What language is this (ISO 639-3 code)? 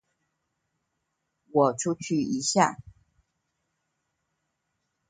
zho